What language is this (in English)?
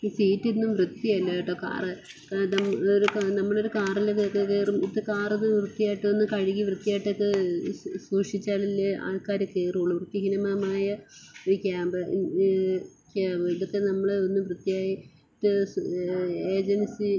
Malayalam